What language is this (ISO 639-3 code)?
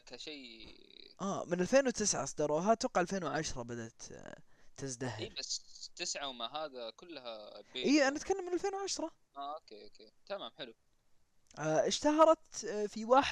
ara